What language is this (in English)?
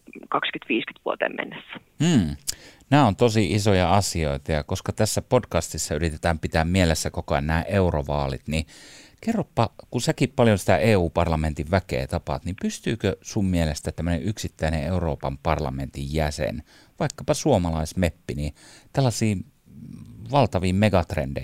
Finnish